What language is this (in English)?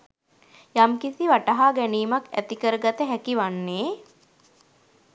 Sinhala